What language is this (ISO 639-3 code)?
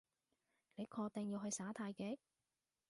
yue